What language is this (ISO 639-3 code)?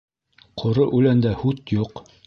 bak